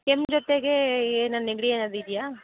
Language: Kannada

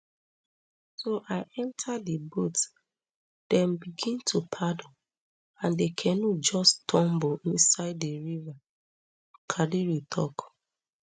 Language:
Nigerian Pidgin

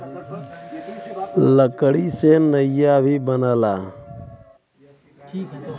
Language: Bhojpuri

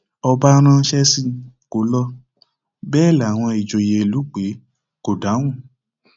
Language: Yoruba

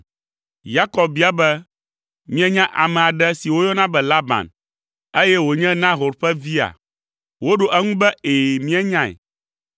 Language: Ewe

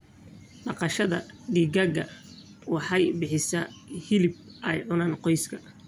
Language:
Somali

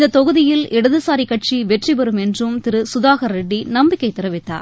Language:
Tamil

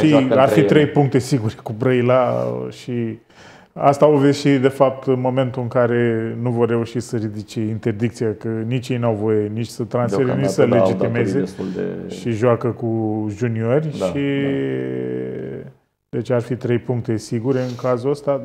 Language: Romanian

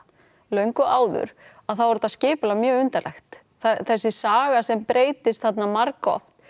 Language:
Icelandic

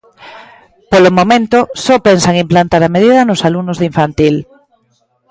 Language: Galician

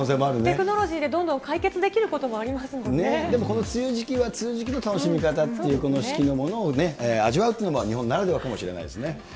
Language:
Japanese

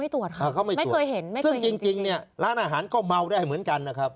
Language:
Thai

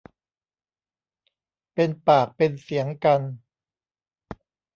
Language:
Thai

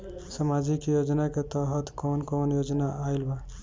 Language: Bhojpuri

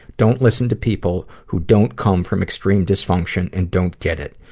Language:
English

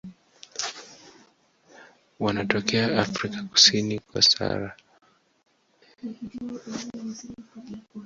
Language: Swahili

